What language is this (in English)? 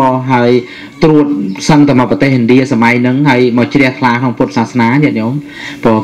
Thai